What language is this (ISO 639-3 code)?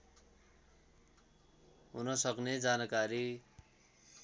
nep